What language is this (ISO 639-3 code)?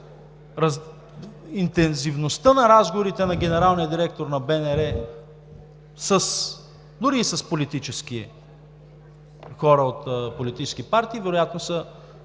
bul